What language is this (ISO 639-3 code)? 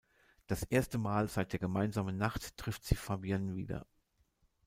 deu